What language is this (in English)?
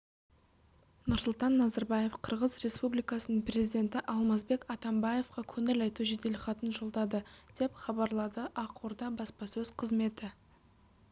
Kazakh